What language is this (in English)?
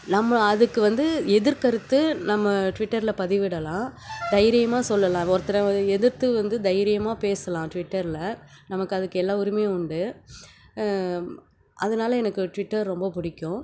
Tamil